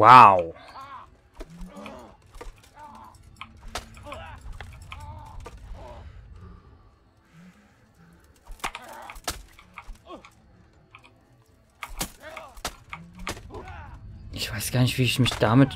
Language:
German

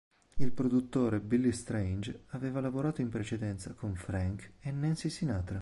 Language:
Italian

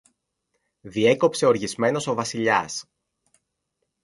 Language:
Greek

